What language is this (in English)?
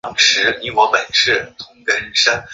Chinese